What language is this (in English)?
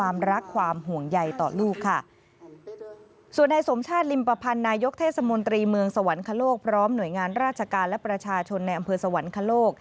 Thai